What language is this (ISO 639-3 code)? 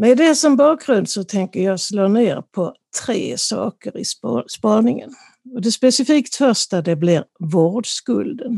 swe